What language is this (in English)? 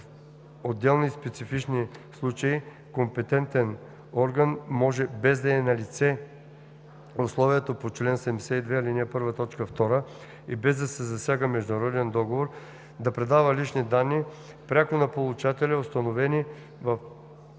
Bulgarian